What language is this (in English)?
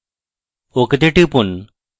Bangla